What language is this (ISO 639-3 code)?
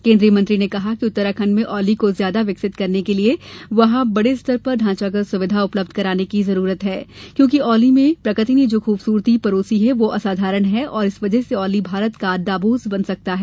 hin